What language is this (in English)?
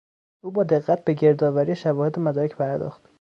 Persian